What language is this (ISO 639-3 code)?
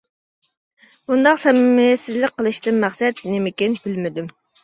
uig